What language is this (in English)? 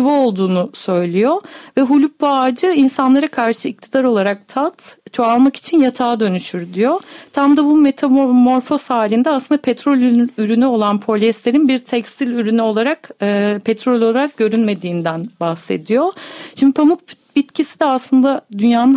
Turkish